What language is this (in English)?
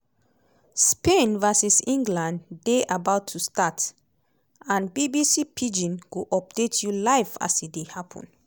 Nigerian Pidgin